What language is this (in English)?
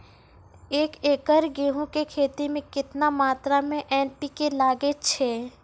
Maithili